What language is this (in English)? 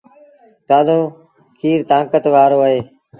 Sindhi Bhil